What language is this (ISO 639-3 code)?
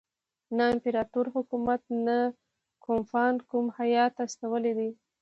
pus